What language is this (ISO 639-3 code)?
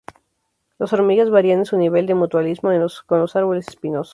spa